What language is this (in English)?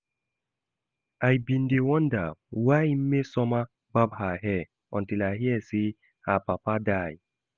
Nigerian Pidgin